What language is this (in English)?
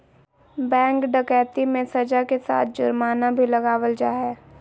Magahi